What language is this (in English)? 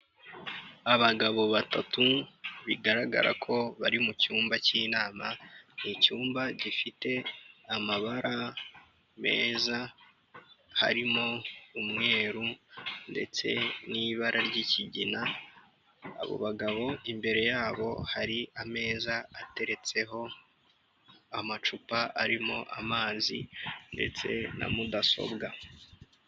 Kinyarwanda